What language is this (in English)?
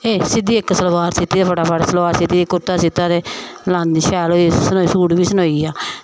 Dogri